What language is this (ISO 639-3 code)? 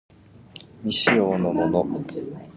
jpn